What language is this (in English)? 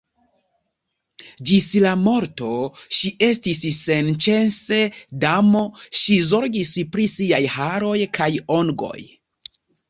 Esperanto